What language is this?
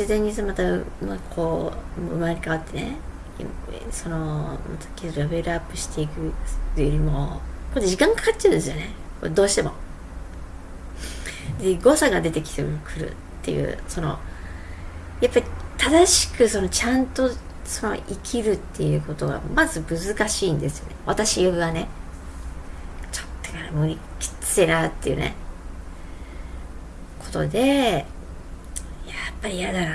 Japanese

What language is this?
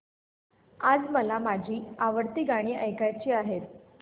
Marathi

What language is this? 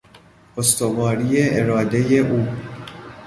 Persian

